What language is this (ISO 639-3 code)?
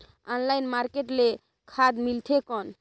hne